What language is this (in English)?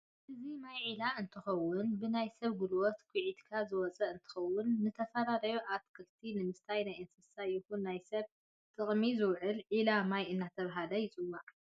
Tigrinya